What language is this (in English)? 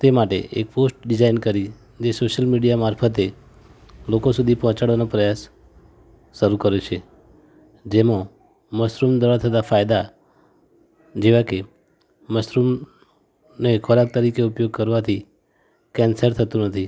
Gujarati